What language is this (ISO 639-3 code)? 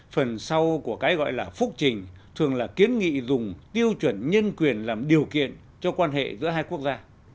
vie